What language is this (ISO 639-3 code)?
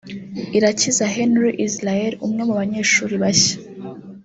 kin